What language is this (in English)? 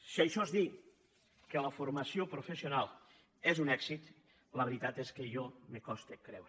Catalan